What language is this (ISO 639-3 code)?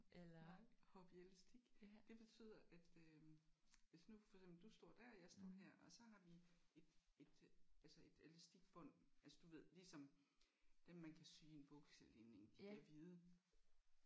dan